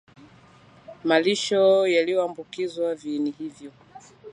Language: Swahili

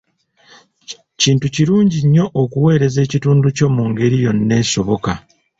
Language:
Ganda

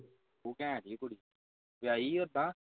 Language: Punjabi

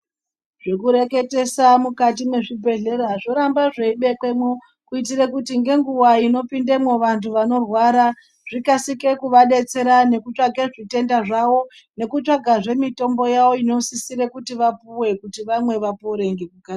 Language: Ndau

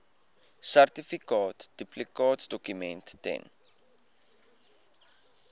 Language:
Afrikaans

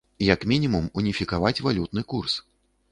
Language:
Belarusian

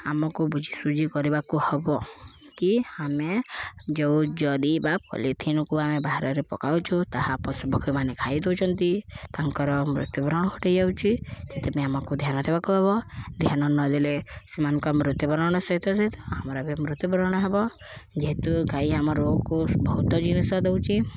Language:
Odia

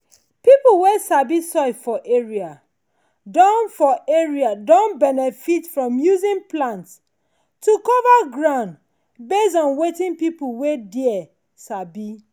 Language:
Nigerian Pidgin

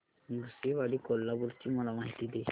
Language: Marathi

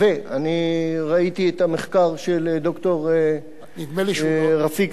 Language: Hebrew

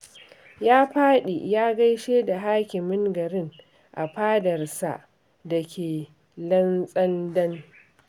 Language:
Hausa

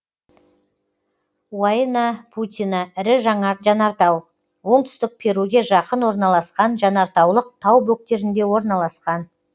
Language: Kazakh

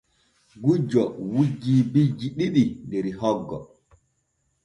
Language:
Borgu Fulfulde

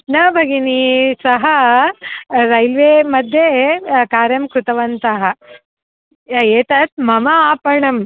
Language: Sanskrit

